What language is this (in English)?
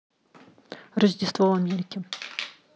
Russian